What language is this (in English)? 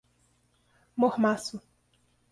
Portuguese